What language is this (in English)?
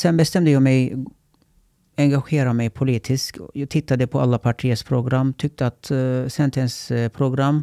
Swedish